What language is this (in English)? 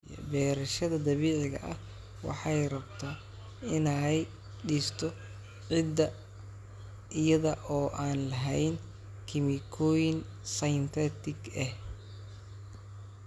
Somali